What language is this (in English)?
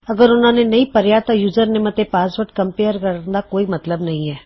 Punjabi